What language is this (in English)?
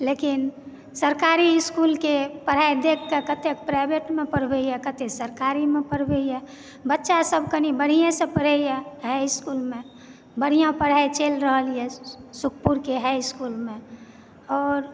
Maithili